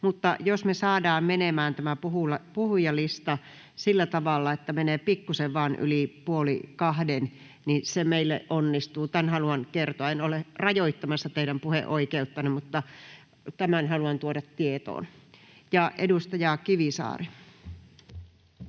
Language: Finnish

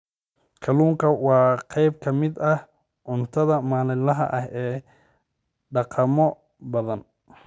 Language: Somali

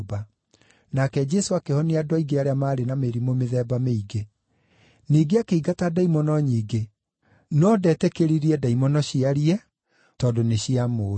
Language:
Kikuyu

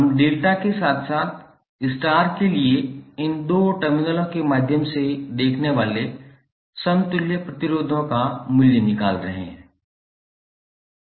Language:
Hindi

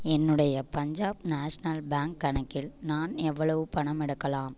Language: Tamil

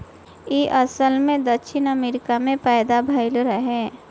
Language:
Bhojpuri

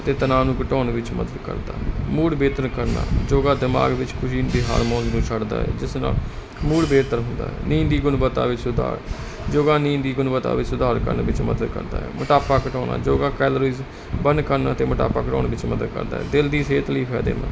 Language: Punjabi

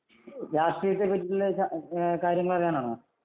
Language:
Malayalam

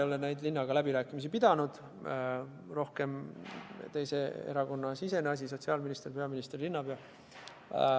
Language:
Estonian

